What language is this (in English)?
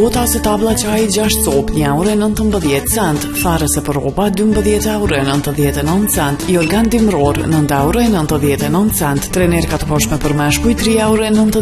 Romanian